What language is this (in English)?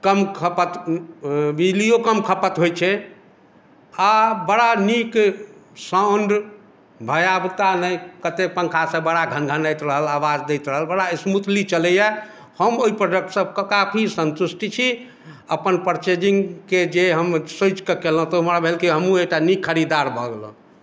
Maithili